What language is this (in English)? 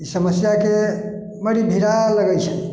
Maithili